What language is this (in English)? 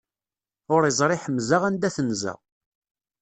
Kabyle